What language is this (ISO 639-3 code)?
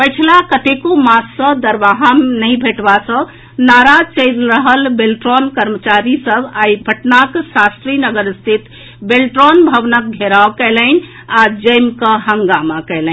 mai